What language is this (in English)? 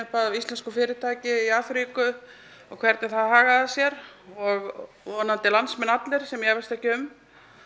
Icelandic